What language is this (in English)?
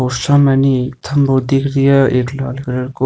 Rajasthani